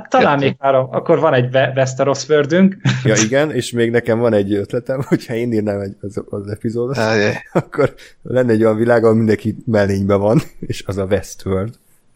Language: Hungarian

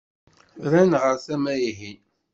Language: Kabyle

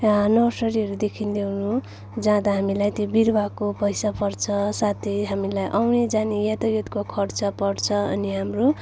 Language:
Nepali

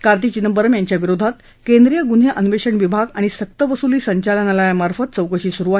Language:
Marathi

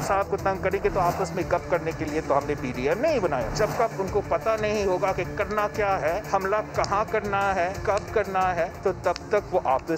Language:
Urdu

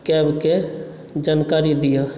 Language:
Maithili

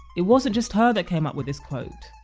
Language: English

